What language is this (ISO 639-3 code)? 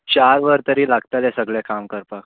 kok